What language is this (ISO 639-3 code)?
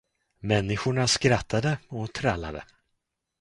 swe